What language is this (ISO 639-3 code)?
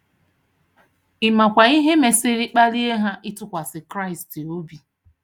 ibo